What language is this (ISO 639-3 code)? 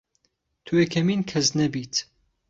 ckb